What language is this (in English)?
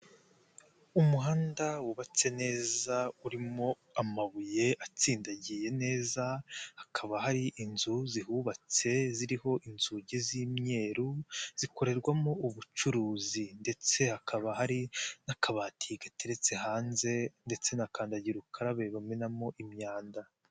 Kinyarwanda